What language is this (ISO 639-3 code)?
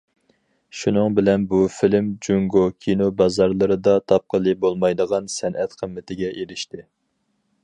uig